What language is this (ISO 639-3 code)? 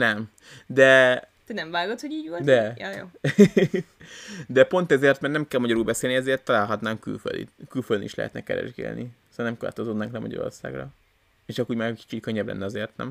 hun